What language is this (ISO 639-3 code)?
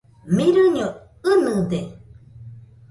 hux